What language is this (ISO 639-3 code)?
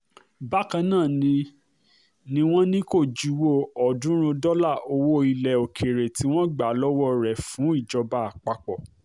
yor